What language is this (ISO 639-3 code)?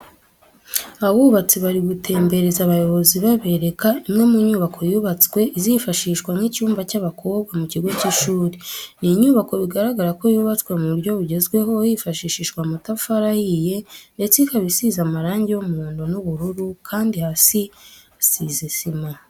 kin